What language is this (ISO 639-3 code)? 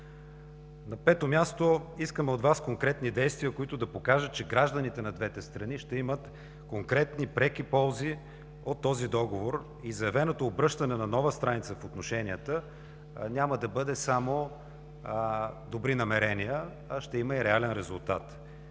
bul